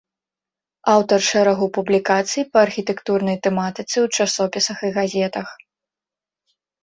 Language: Belarusian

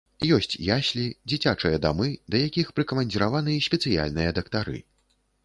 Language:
Belarusian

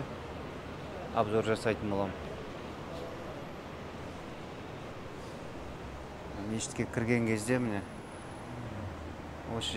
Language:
Turkish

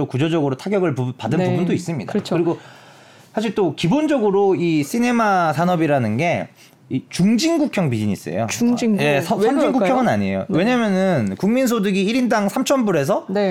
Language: Korean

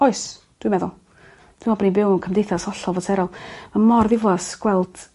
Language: Welsh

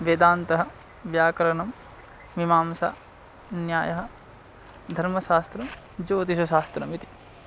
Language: Sanskrit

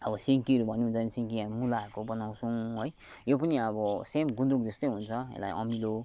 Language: Nepali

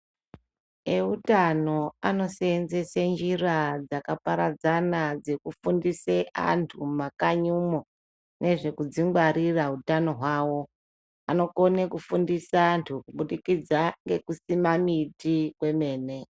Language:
Ndau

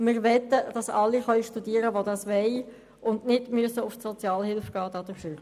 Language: Swiss German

